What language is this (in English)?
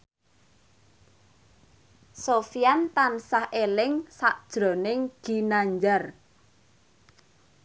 Javanese